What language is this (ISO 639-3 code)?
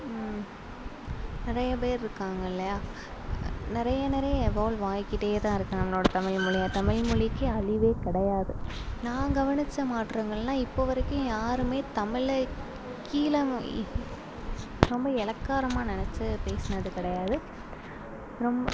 tam